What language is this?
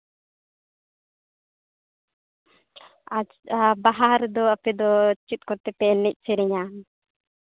Santali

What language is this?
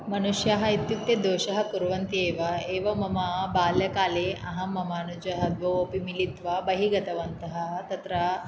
Sanskrit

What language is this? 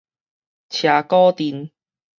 Min Nan Chinese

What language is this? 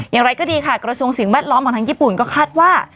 Thai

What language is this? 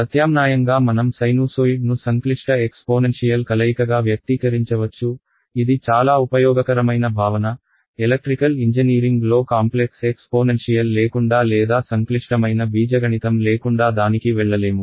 Telugu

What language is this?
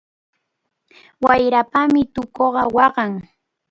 Cajatambo North Lima Quechua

